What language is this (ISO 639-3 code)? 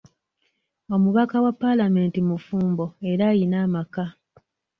lug